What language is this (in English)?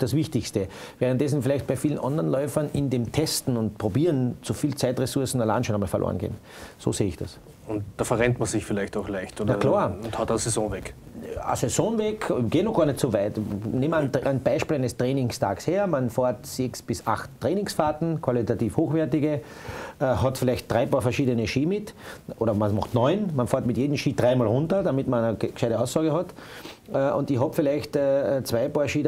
German